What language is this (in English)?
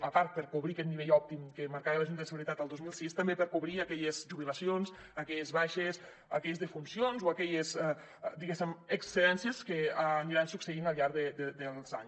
Catalan